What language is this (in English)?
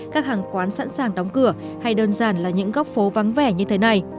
Vietnamese